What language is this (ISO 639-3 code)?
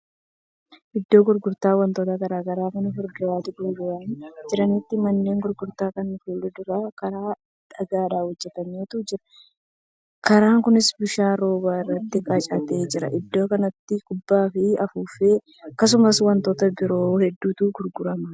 orm